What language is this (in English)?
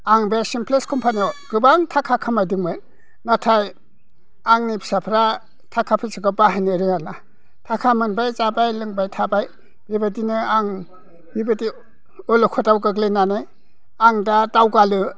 Bodo